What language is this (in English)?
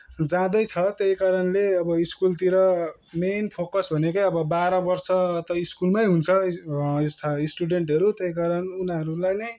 Nepali